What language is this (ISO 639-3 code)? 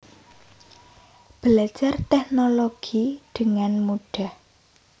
jav